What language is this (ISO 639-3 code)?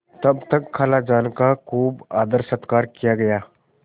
hin